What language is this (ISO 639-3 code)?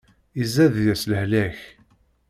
kab